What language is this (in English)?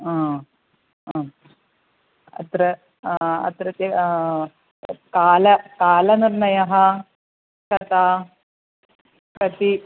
Sanskrit